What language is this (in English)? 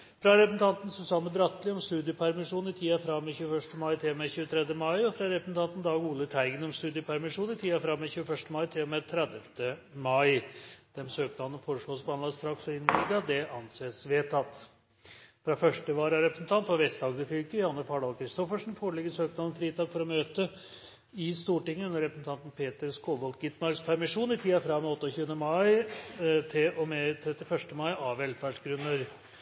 Norwegian Bokmål